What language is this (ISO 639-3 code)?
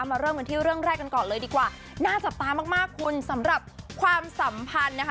tha